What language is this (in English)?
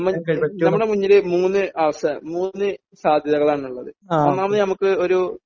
Malayalam